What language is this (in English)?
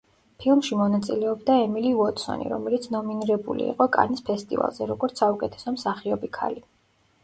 Georgian